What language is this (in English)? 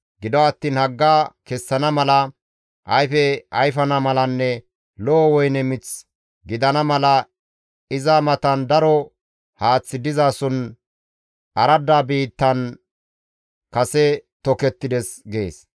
Gamo